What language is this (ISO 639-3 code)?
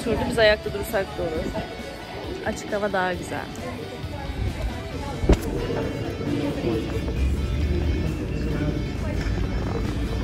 tur